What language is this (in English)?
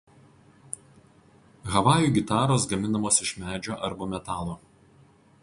Lithuanian